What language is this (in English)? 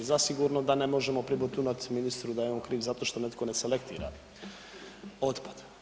Croatian